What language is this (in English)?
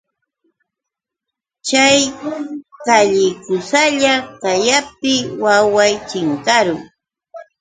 Yauyos Quechua